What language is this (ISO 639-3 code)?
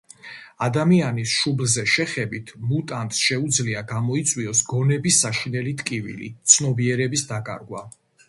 kat